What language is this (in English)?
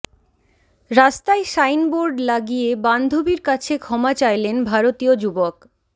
Bangla